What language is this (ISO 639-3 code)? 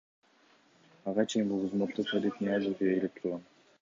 kir